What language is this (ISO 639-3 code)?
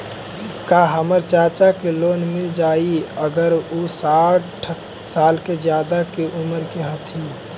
mag